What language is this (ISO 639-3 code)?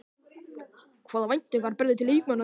isl